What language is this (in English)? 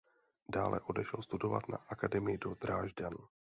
Czech